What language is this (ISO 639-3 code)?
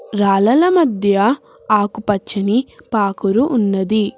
tel